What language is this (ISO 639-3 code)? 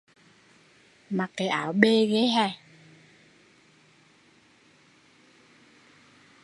vie